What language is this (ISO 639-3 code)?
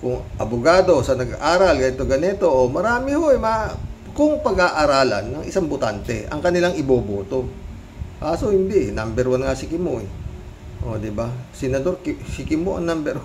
fil